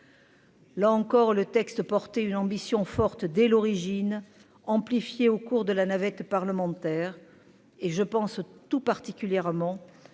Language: French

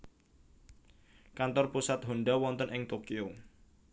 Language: Javanese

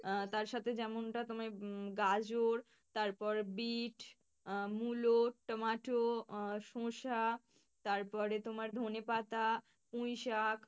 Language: Bangla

